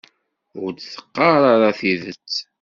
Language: Kabyle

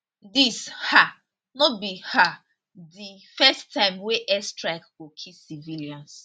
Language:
Nigerian Pidgin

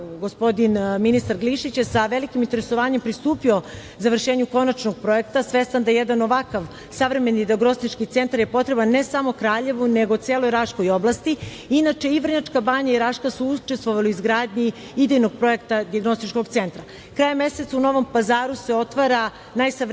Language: Serbian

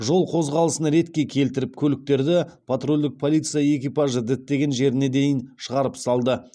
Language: Kazakh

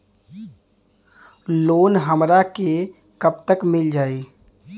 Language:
Bhojpuri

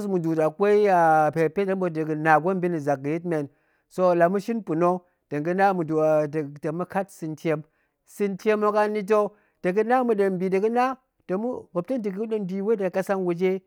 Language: Goemai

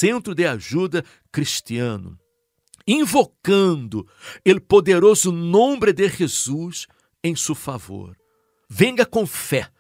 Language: Portuguese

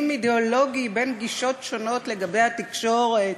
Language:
Hebrew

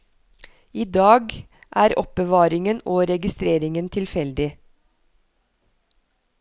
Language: Norwegian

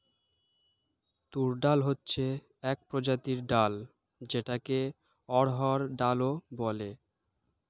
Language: Bangla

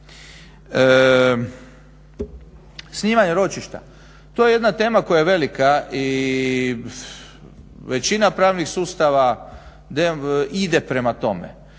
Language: Croatian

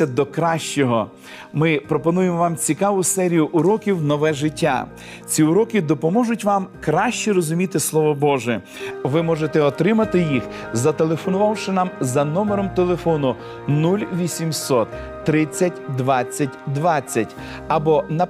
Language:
Ukrainian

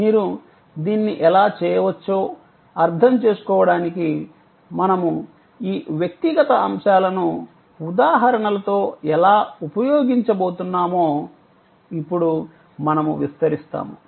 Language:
Telugu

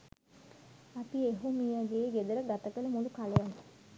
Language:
Sinhala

